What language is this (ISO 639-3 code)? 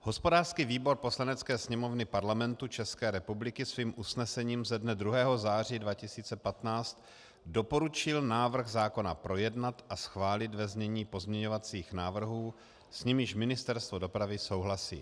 ces